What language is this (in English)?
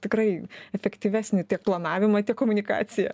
Lithuanian